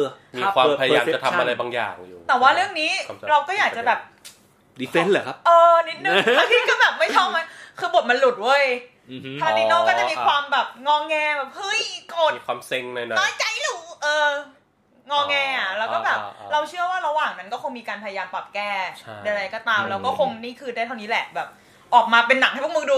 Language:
Thai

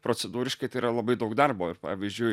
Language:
Lithuanian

